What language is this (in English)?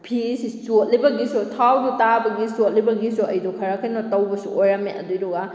Manipuri